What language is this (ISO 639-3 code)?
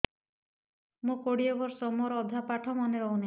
ori